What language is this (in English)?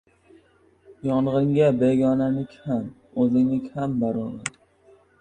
Uzbek